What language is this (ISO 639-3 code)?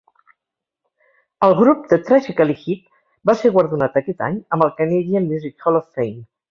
cat